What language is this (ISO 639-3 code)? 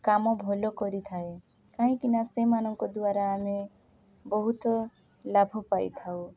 ori